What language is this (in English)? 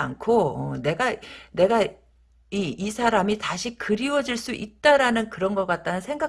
Korean